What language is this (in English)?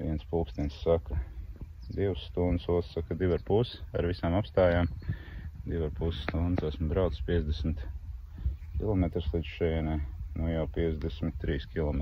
Latvian